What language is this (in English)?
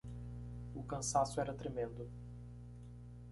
Portuguese